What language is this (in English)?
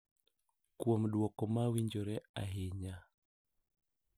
Luo (Kenya and Tanzania)